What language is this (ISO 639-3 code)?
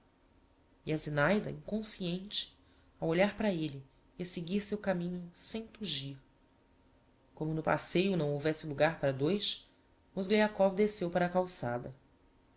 por